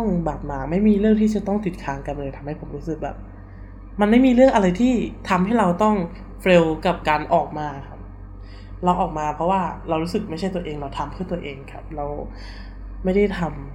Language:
Thai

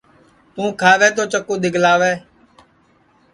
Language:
Sansi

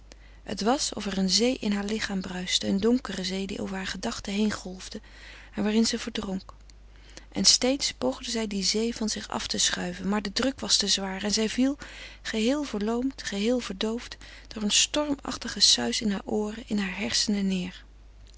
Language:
Dutch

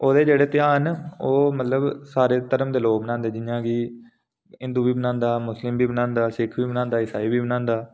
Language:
Dogri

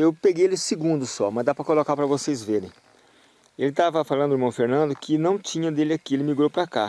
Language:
Portuguese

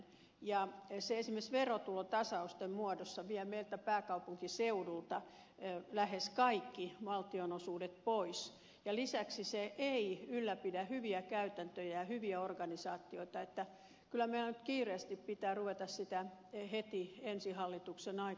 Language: Finnish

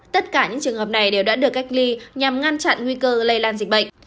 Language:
Vietnamese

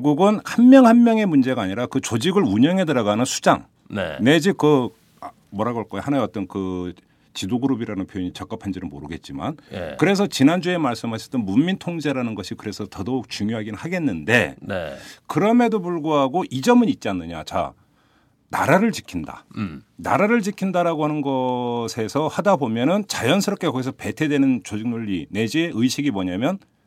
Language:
Korean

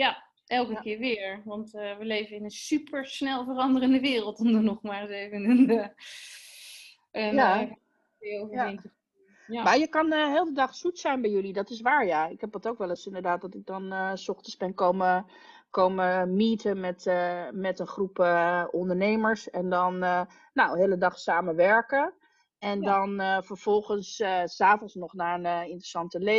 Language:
Dutch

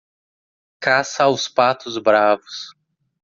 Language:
Portuguese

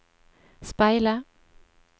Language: Norwegian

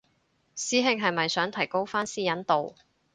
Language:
Cantonese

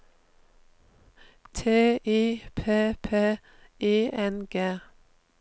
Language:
Norwegian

